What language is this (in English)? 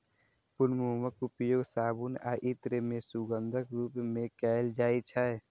Maithili